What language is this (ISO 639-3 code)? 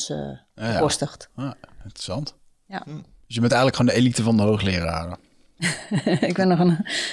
nld